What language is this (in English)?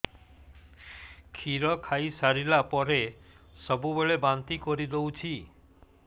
Odia